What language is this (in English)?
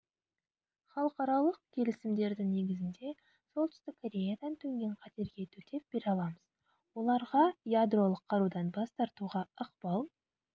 Kazakh